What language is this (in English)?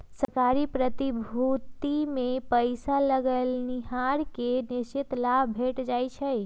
Magahi